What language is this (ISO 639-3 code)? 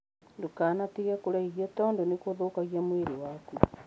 kik